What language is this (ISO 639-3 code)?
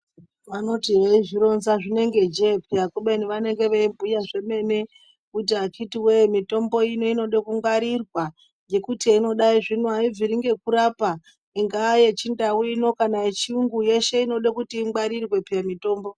ndc